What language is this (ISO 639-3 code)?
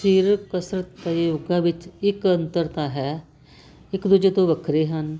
pan